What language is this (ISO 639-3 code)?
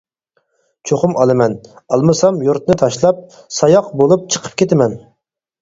uig